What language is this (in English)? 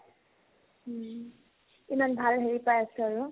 Assamese